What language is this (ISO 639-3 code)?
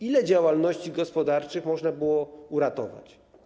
pol